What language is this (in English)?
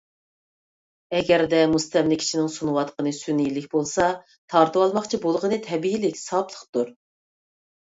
Uyghur